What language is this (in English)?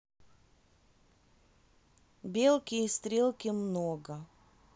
Russian